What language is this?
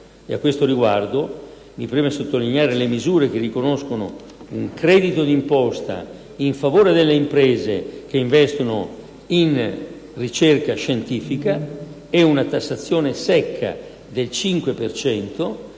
Italian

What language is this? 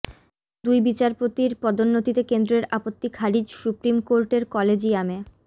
Bangla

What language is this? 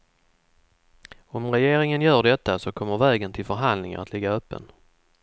Swedish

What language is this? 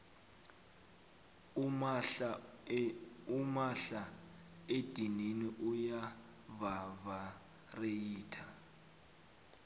South Ndebele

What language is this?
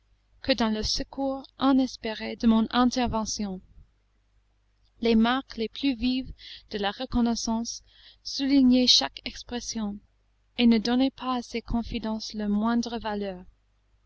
French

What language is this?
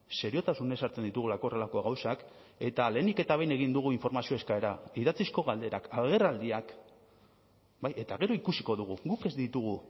Basque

